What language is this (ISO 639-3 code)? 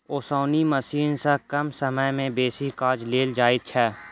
mai